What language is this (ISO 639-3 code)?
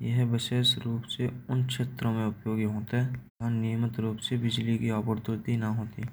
bra